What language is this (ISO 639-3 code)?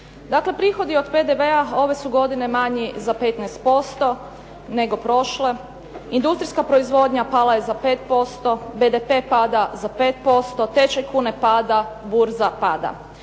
hrv